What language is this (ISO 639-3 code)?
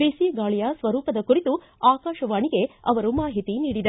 kan